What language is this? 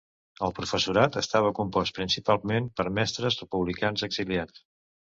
Catalan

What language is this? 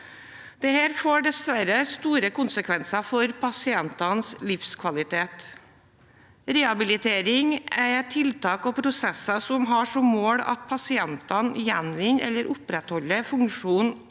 Norwegian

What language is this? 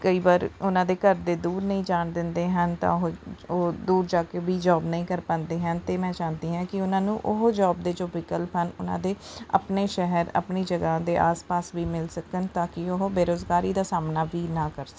Punjabi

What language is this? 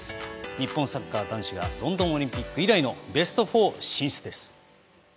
Japanese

